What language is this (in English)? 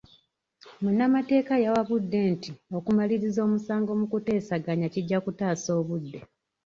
Ganda